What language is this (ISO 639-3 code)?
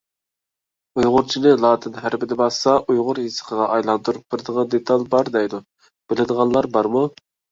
uig